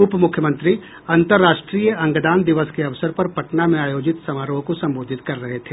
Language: Hindi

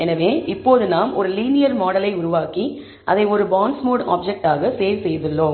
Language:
Tamil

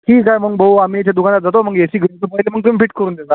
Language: Marathi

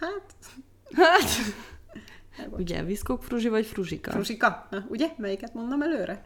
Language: Hungarian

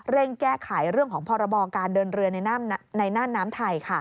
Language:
Thai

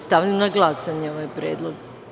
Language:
Serbian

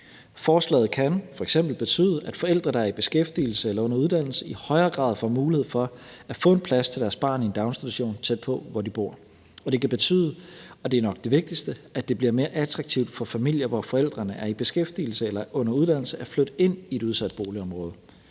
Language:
Danish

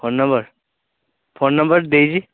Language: Odia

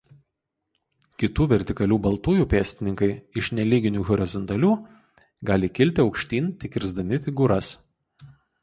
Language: Lithuanian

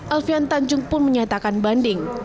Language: Indonesian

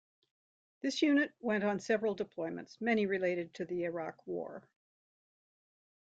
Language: English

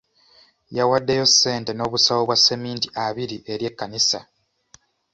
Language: Ganda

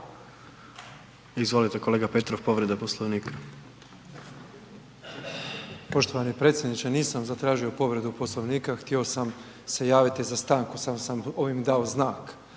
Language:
Croatian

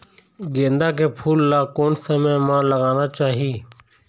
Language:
Chhattisgarhi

